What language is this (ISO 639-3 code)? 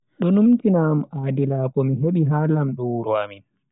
fui